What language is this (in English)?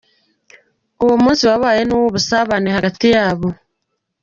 Kinyarwanda